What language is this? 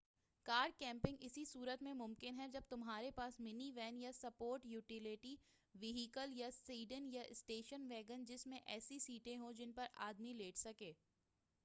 Urdu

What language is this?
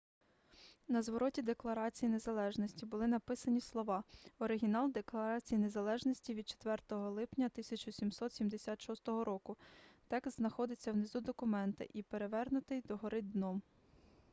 Ukrainian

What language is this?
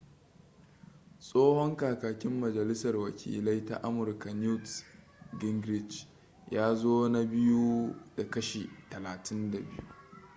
Hausa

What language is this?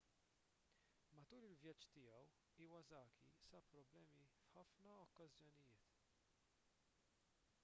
Maltese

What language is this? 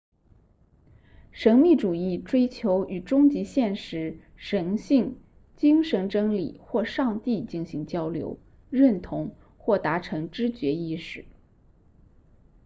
Chinese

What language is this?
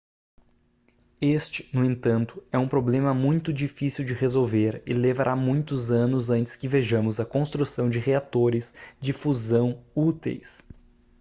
Portuguese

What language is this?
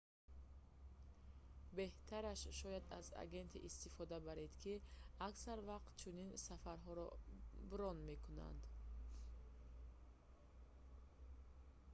Tajik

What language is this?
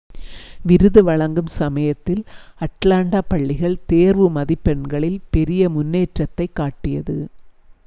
Tamil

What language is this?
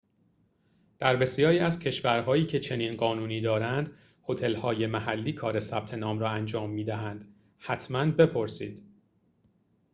Persian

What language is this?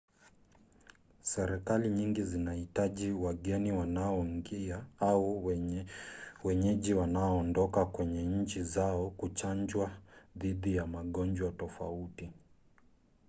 Swahili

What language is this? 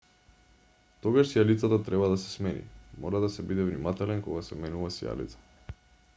Macedonian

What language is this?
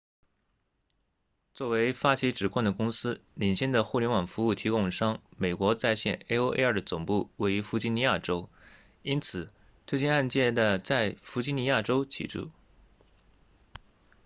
Chinese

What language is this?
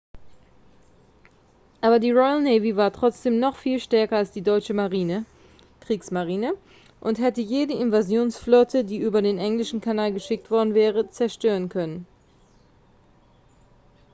German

